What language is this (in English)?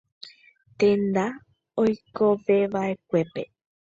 Guarani